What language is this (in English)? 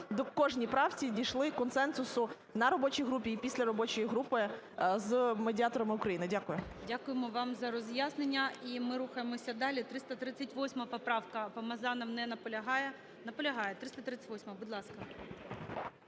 Ukrainian